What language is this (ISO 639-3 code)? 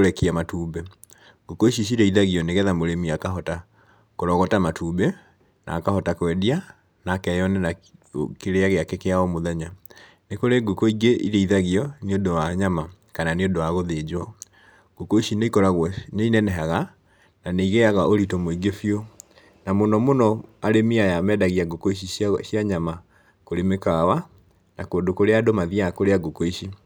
kik